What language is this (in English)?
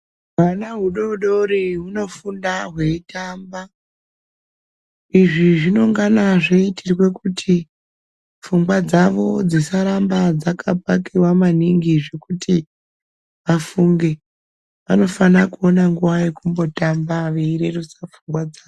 Ndau